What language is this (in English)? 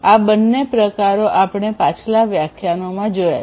Gujarati